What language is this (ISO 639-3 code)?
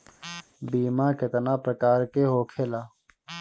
bho